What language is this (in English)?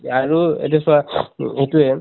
Assamese